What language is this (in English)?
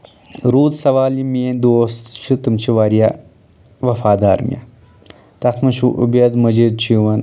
Kashmiri